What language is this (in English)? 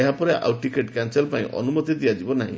Odia